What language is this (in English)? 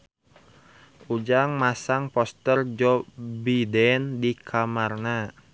Sundanese